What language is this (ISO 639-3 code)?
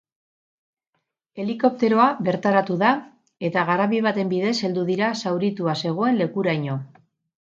eus